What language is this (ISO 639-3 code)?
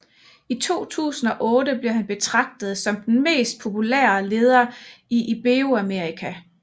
dan